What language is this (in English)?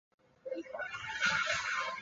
Chinese